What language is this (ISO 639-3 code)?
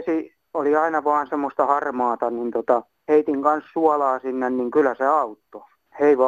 fin